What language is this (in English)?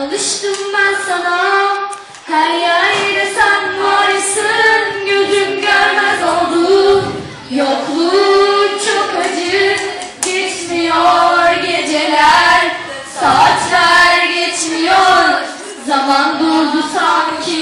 Turkish